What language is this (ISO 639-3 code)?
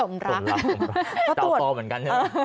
tha